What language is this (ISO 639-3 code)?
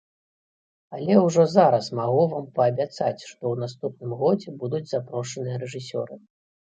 bel